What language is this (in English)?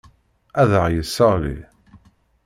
Kabyle